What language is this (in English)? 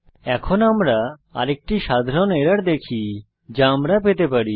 Bangla